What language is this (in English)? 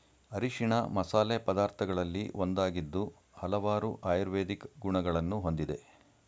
Kannada